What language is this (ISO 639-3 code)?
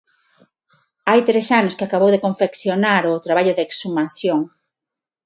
glg